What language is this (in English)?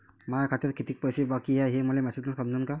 Marathi